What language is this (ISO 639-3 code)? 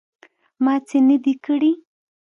pus